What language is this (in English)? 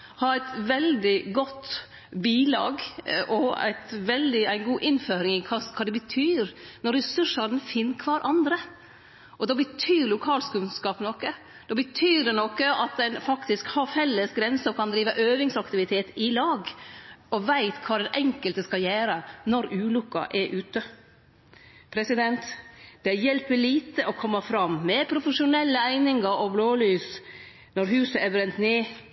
Norwegian Nynorsk